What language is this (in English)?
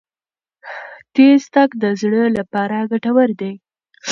Pashto